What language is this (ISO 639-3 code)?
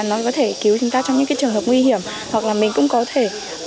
vie